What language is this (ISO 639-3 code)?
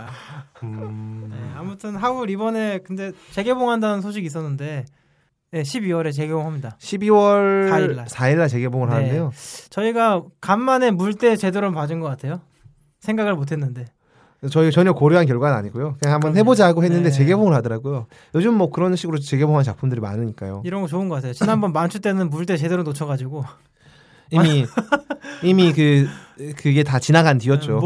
kor